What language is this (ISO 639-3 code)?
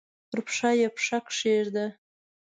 pus